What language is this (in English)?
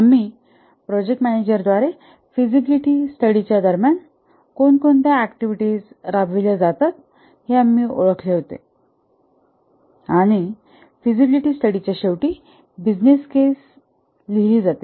Marathi